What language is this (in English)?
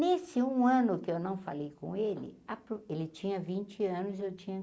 Portuguese